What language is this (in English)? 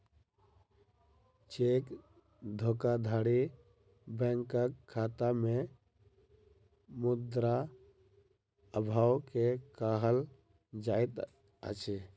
Maithili